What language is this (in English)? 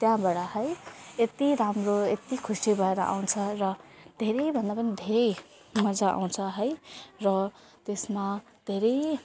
Nepali